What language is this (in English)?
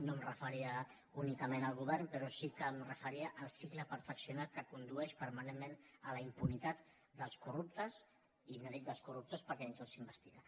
Catalan